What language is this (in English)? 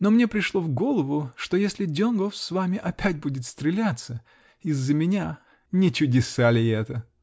Russian